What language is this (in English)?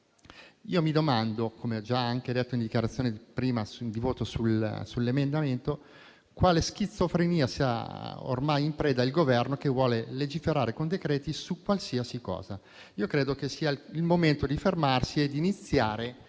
Italian